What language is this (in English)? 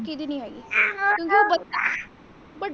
Punjabi